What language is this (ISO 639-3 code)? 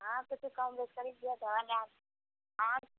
mai